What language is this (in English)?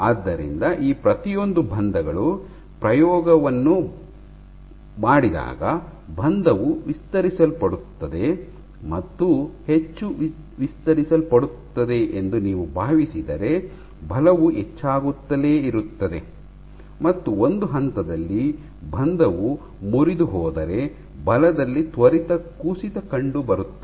Kannada